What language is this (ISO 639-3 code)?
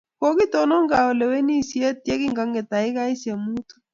kln